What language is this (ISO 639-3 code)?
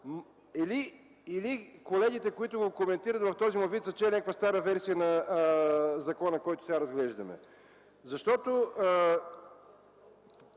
bul